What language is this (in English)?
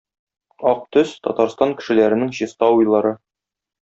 Tatar